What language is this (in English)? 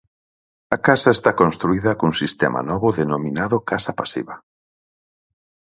Galician